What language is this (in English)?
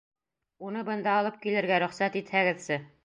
Bashkir